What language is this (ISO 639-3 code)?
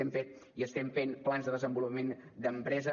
cat